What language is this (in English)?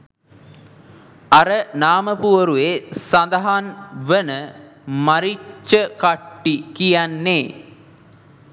Sinhala